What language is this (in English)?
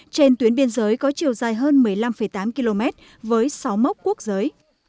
Vietnamese